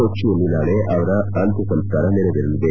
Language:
Kannada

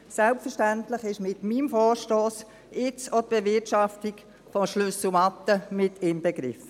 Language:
Swiss German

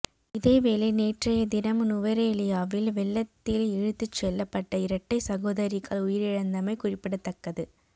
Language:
Tamil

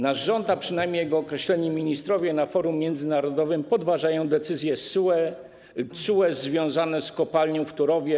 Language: Polish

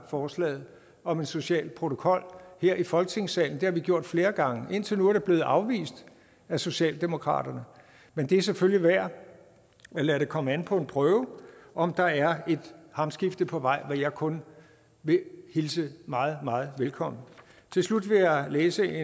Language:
Danish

